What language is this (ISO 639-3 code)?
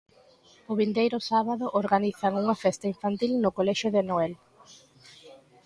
glg